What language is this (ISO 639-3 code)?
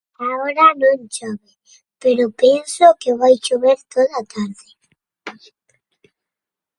glg